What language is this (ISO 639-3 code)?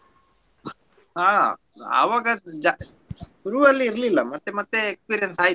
kan